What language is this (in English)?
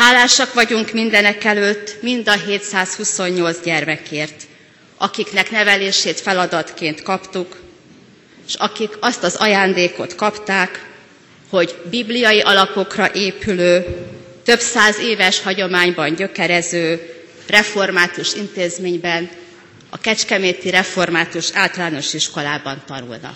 Hungarian